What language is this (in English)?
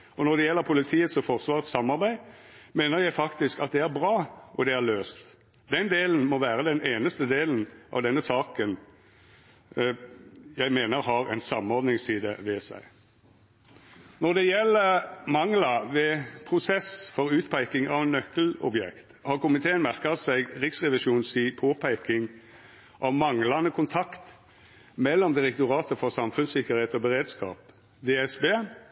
Norwegian Nynorsk